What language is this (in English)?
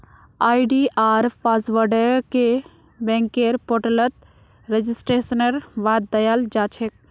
Magahi